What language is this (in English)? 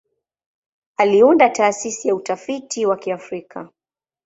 Swahili